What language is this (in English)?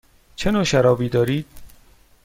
Persian